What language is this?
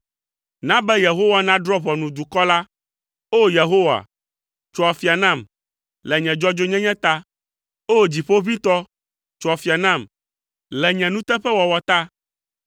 Ewe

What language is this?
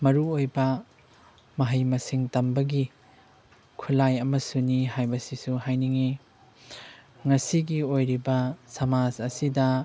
Manipuri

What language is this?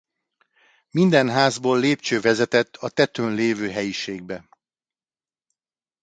Hungarian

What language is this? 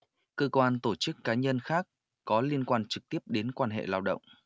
Vietnamese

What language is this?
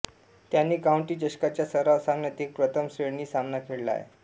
Marathi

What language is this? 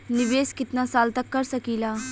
Bhojpuri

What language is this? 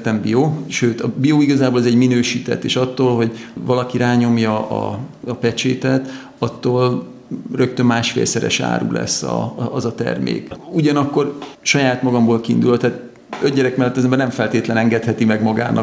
Hungarian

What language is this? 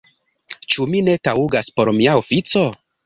Esperanto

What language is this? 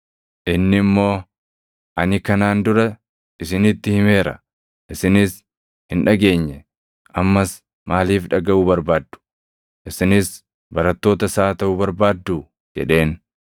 Oromo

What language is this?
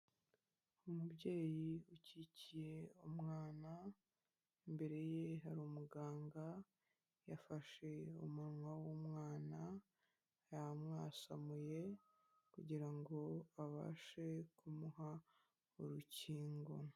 Kinyarwanda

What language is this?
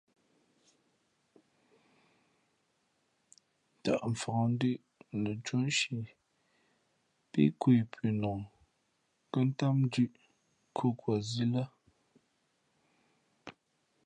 Fe'fe'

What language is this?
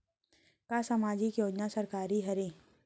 Chhattisgarhi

